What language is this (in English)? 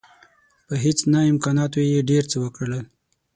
Pashto